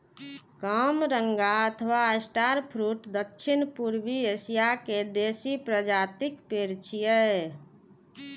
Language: Maithili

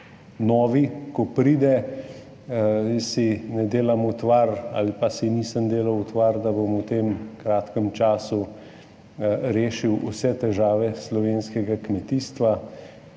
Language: Slovenian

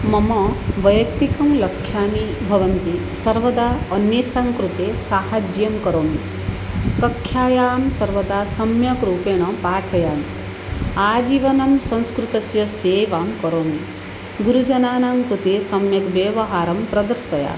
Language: Sanskrit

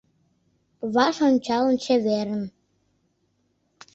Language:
Mari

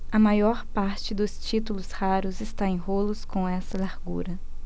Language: Portuguese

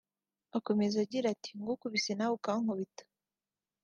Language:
Kinyarwanda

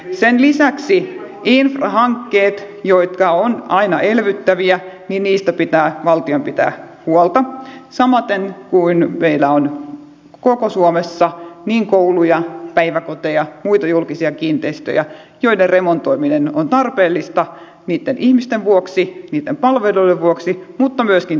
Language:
Finnish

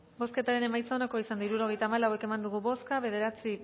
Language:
Basque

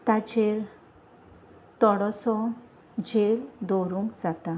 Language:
Konkani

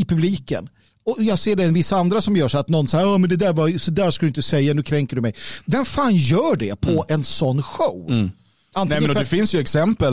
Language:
Swedish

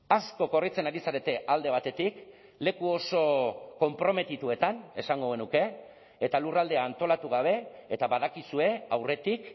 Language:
Basque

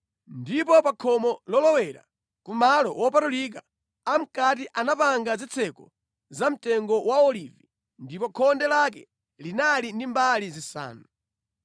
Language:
Nyanja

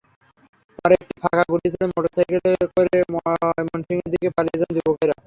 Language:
Bangla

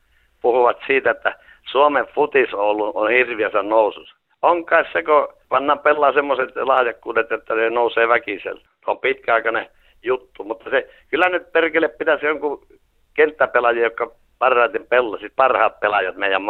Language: Finnish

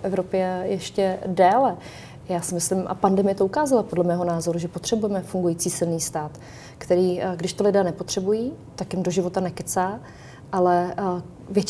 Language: Czech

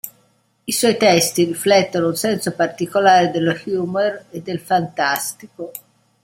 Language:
Italian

